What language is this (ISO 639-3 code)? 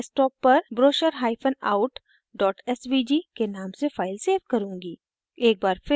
hin